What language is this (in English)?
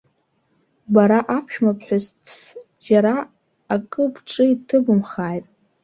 Abkhazian